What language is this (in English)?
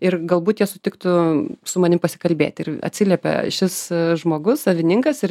Lithuanian